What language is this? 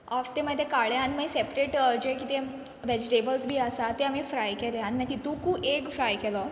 Konkani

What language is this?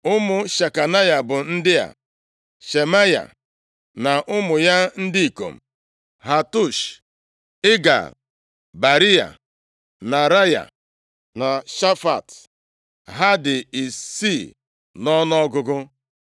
Igbo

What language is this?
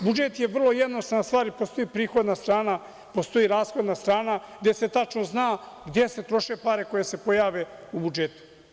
Serbian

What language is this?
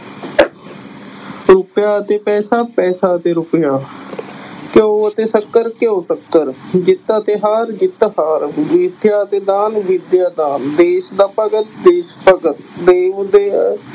Punjabi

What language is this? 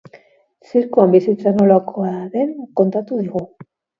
Basque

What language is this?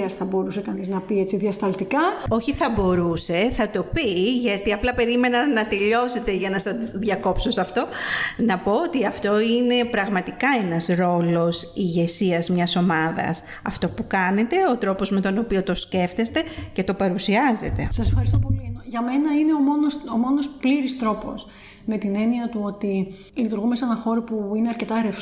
Greek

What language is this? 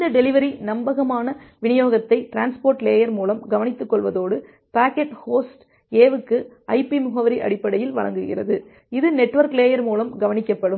Tamil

